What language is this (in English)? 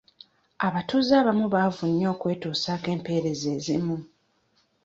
Ganda